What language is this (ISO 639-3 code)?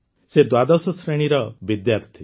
ori